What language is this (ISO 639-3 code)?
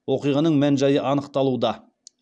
kaz